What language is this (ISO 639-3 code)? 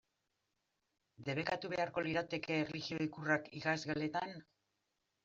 eus